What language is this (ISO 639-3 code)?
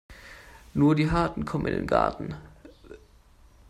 deu